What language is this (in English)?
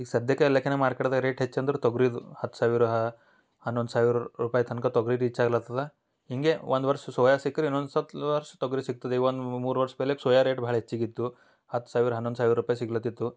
Kannada